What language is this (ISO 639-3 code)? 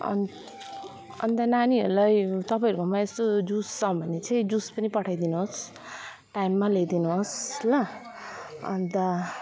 nep